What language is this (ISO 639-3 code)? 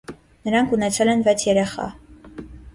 hye